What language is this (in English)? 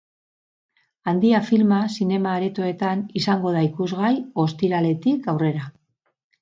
Basque